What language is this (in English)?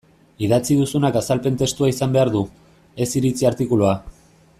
Basque